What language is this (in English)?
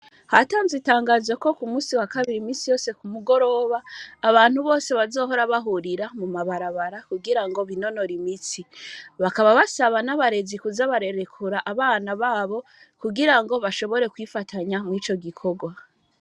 Rundi